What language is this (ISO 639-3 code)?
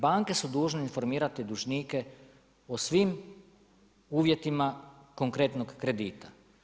hrv